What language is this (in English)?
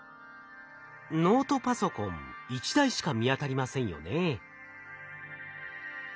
Japanese